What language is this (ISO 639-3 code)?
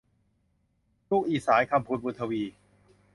tha